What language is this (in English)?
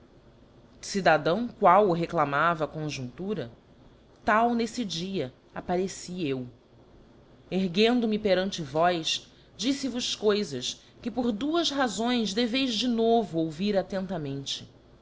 Portuguese